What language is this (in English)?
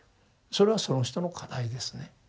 Japanese